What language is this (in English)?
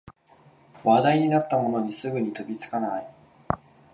Japanese